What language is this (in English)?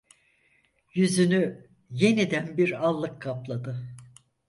Turkish